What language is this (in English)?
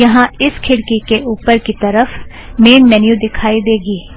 Hindi